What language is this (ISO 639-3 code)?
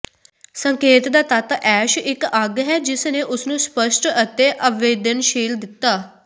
pan